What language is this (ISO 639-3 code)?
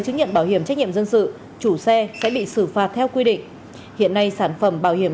vie